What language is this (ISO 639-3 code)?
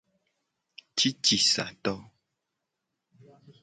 gej